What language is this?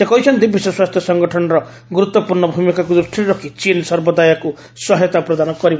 Odia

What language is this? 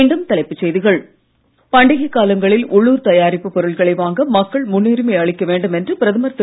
Tamil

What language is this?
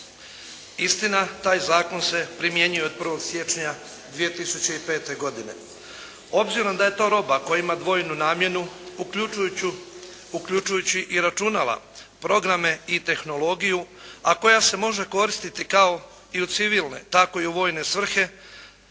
Croatian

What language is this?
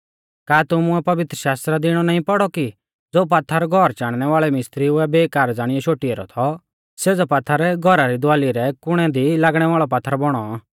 Mahasu Pahari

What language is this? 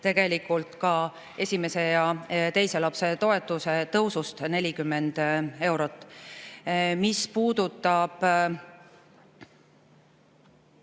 Estonian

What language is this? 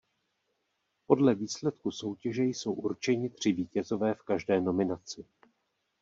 Czech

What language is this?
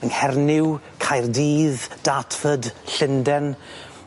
Welsh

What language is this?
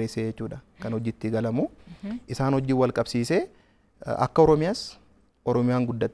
Arabic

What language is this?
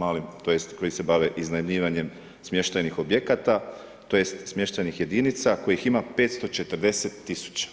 Croatian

